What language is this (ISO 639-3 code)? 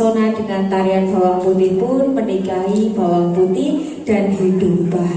ind